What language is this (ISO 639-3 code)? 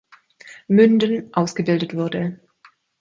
deu